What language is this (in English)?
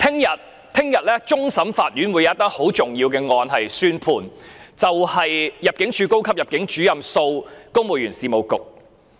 Cantonese